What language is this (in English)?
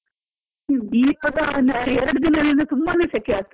Kannada